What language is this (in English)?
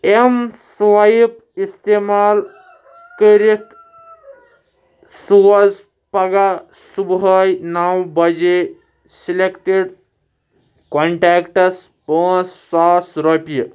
Kashmiri